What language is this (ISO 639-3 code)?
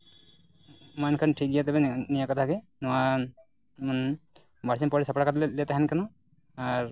sat